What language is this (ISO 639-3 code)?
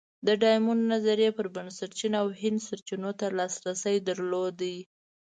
pus